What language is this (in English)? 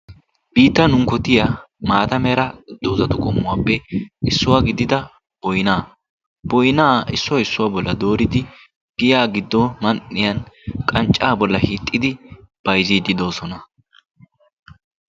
Wolaytta